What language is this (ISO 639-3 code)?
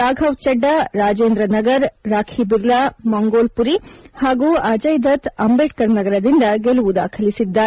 kan